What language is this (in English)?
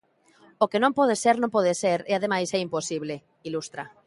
Galician